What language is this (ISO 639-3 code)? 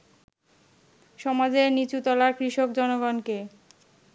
ben